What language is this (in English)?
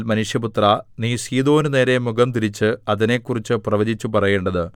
Malayalam